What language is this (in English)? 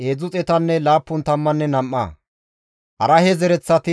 Gamo